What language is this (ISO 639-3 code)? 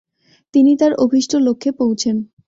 ben